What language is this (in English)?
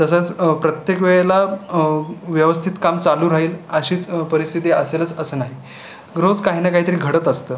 Marathi